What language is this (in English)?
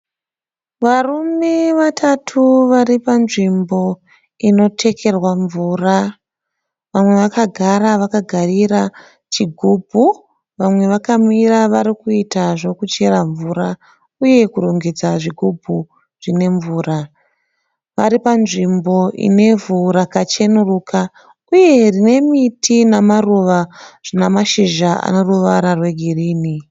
Shona